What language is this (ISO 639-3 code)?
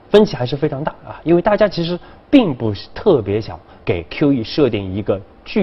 zho